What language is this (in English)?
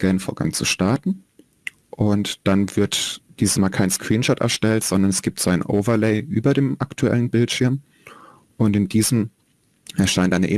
German